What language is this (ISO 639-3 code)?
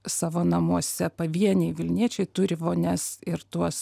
lit